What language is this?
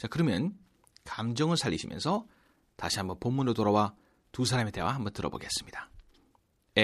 Korean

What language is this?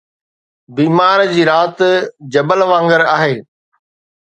Sindhi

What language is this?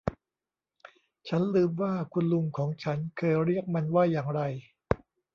Thai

